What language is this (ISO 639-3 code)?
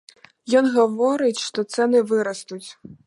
bel